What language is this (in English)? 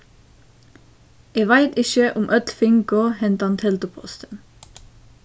Faroese